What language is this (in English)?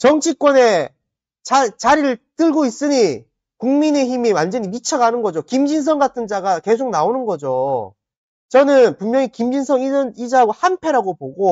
Korean